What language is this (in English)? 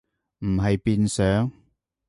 Cantonese